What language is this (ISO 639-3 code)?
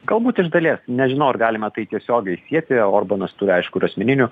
lit